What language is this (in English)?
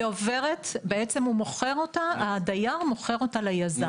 Hebrew